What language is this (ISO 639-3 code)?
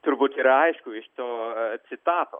lit